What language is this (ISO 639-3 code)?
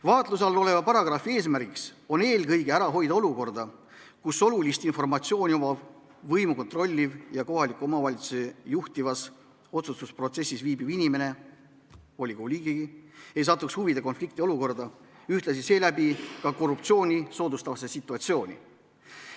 est